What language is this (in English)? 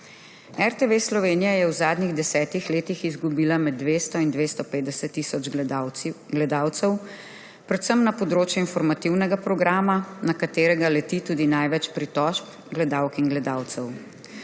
Slovenian